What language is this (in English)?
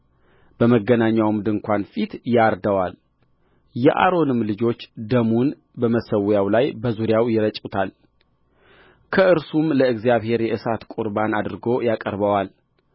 Amharic